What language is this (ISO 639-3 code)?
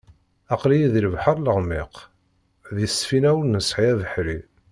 kab